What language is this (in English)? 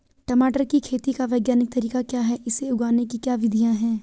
Hindi